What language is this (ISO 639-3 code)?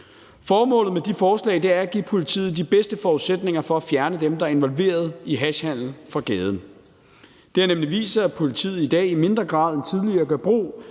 dan